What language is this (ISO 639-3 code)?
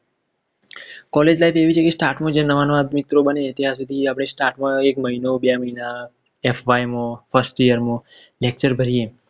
guj